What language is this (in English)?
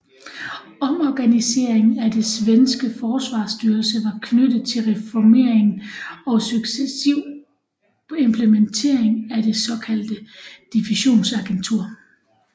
Danish